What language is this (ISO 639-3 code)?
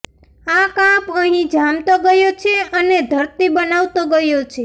guj